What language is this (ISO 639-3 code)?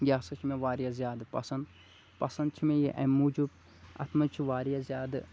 kas